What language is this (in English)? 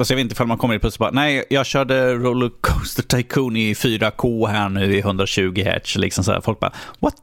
Swedish